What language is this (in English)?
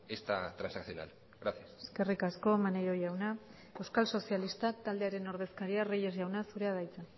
Basque